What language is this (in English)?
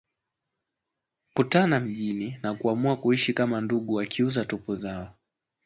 Swahili